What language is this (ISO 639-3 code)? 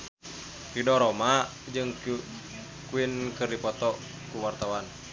sun